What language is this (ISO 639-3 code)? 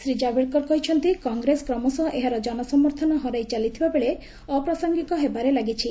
ori